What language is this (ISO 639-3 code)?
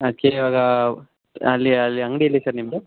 kan